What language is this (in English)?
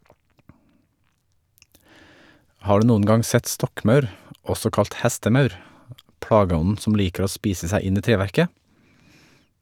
Norwegian